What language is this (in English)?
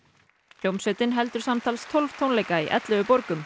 Icelandic